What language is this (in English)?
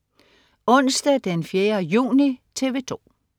Danish